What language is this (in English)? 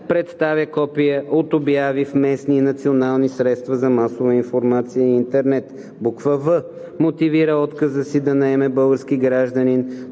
Bulgarian